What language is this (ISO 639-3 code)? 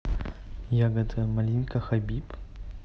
rus